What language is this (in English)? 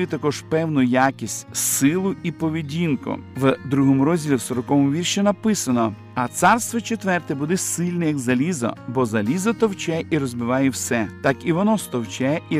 Ukrainian